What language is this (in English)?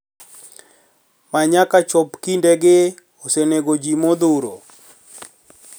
Luo (Kenya and Tanzania)